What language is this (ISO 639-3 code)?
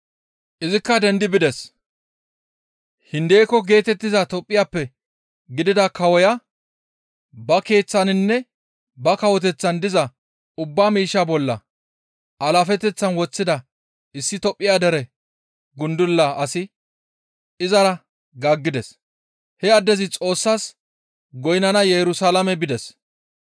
gmv